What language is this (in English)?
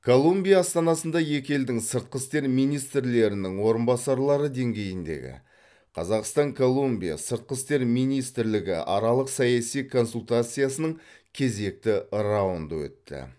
Kazakh